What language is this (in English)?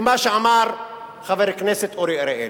Hebrew